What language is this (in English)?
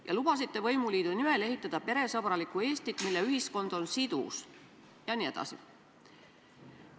Estonian